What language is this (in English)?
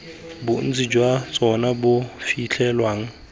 Tswana